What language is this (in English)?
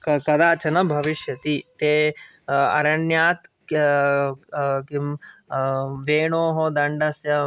Sanskrit